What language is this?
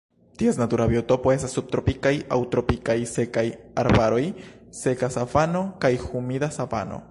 Esperanto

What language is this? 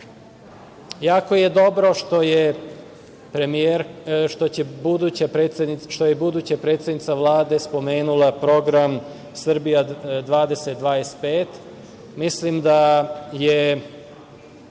Serbian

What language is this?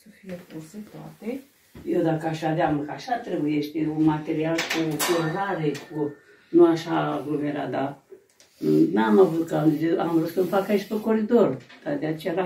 Romanian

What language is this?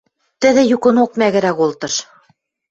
Western Mari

